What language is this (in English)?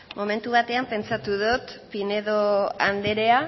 Basque